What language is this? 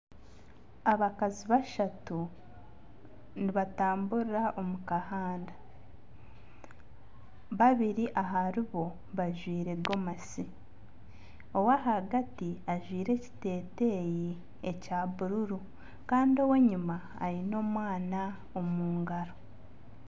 Nyankole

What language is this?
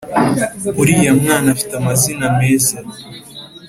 Kinyarwanda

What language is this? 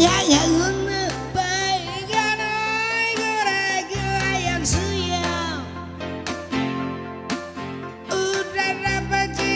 Korean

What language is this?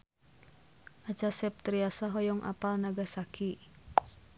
Sundanese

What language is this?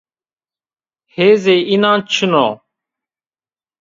Zaza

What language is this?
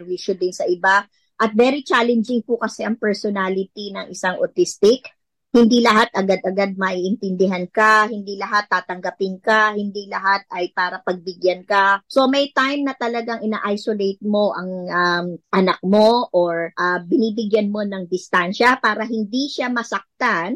Filipino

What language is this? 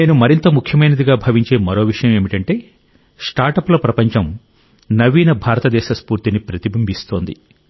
Telugu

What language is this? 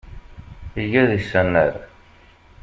Kabyle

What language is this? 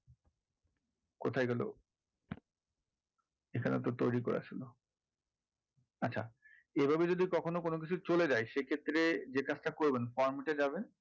Bangla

